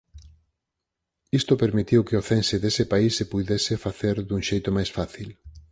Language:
Galician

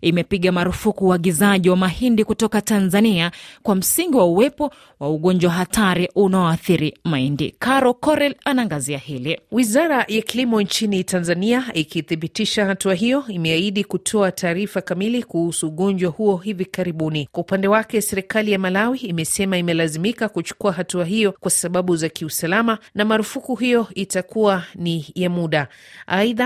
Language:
Swahili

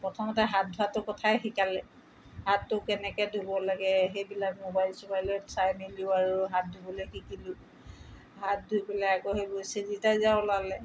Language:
Assamese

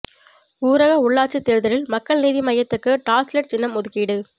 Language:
Tamil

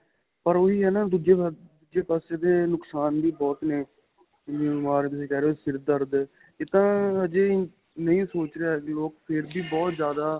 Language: Punjabi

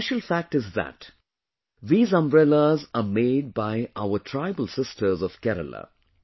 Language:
English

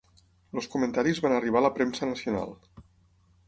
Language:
Catalan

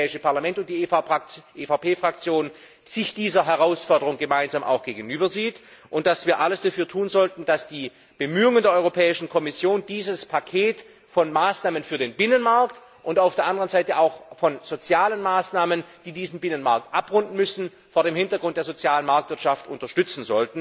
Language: German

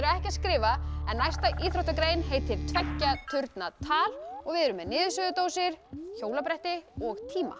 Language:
Icelandic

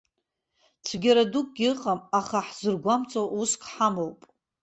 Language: Abkhazian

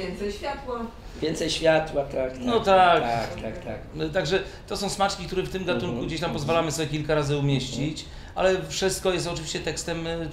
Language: Polish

